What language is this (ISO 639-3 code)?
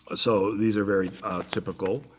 eng